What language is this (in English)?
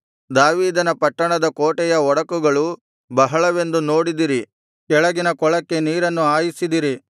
Kannada